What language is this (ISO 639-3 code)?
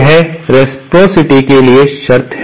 hin